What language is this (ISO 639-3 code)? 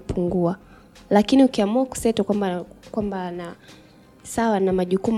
swa